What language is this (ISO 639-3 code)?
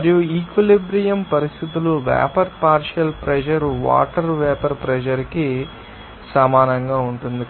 tel